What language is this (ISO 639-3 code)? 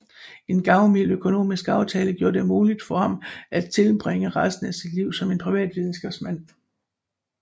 dan